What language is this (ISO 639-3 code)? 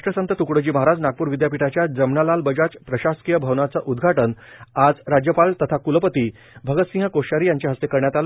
mar